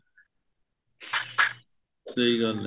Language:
Punjabi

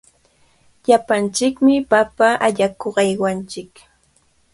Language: Cajatambo North Lima Quechua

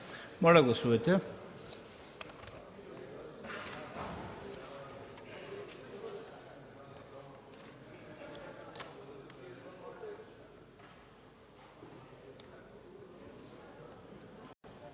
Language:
Bulgarian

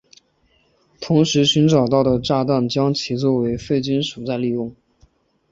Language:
Chinese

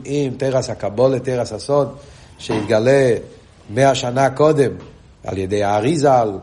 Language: Hebrew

